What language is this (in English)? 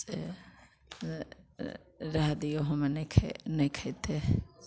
Maithili